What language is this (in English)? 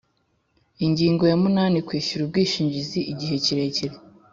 Kinyarwanda